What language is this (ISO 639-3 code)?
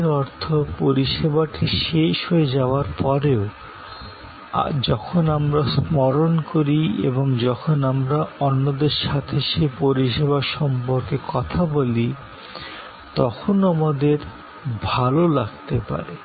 ben